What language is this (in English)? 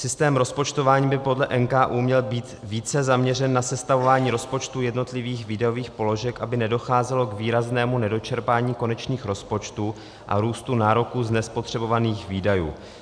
Czech